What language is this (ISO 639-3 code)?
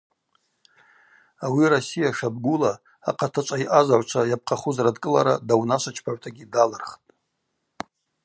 abq